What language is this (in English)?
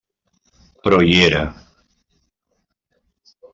Catalan